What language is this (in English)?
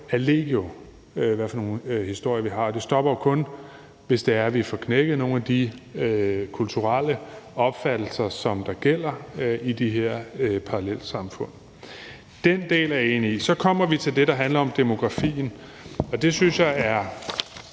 Danish